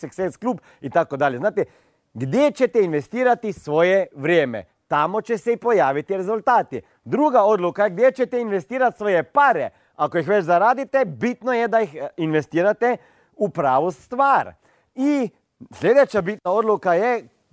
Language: Croatian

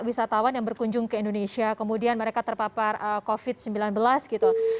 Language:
Indonesian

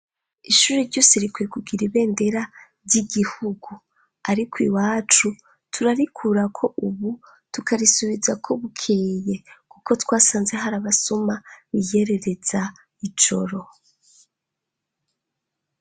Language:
Rundi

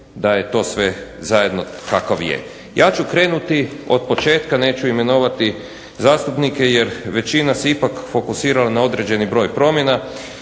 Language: Croatian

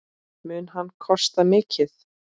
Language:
Icelandic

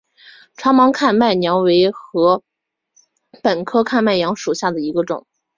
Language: Chinese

